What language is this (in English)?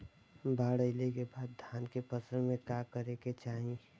Bhojpuri